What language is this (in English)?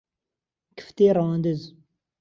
Central Kurdish